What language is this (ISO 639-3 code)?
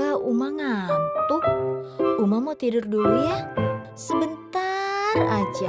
ind